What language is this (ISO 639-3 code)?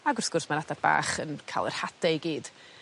cym